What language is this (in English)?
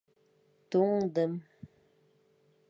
Bashkir